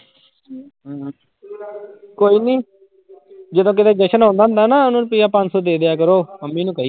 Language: Punjabi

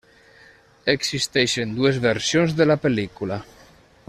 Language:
Catalan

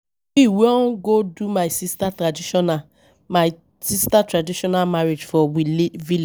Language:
Nigerian Pidgin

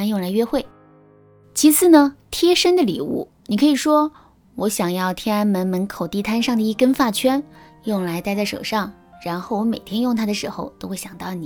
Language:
Chinese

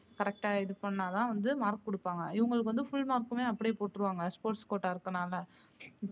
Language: Tamil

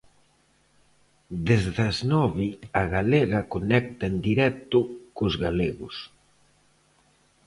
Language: Galician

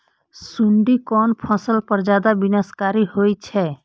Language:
Maithili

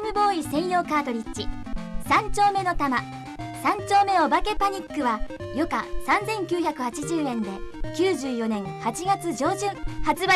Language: Japanese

